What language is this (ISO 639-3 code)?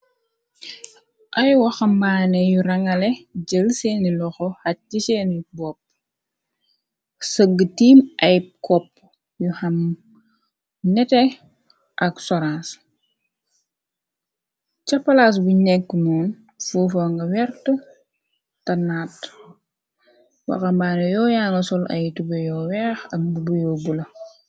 wol